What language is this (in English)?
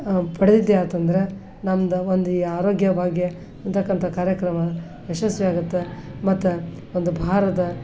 Kannada